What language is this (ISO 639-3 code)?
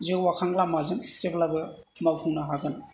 brx